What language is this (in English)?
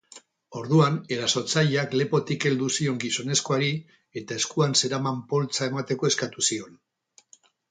Basque